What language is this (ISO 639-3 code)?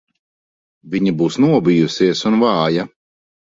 lav